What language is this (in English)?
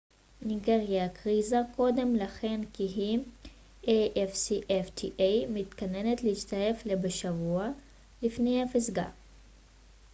Hebrew